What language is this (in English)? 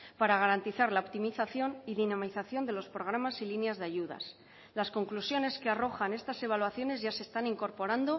Spanish